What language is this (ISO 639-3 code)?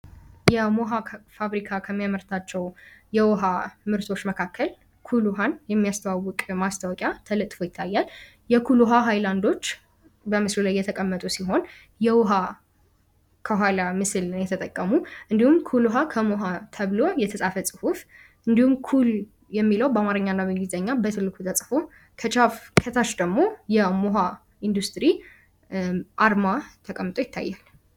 amh